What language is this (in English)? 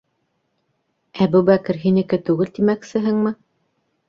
Bashkir